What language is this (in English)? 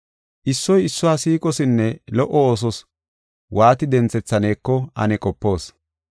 Gofa